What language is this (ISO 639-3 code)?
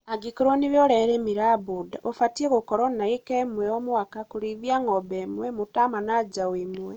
kik